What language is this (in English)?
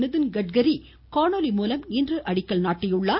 Tamil